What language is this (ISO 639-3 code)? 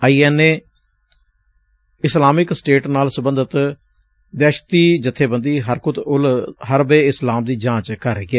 pan